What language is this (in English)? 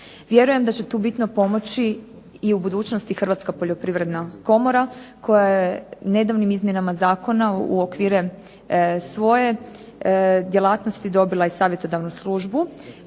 Croatian